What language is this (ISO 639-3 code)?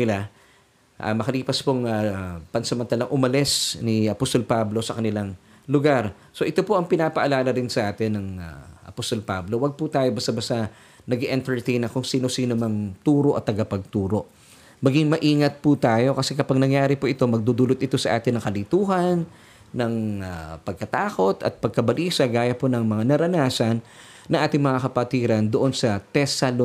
fil